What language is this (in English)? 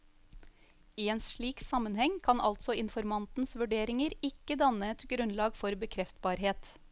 Norwegian